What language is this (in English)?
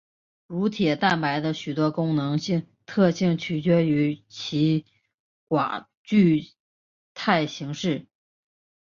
Chinese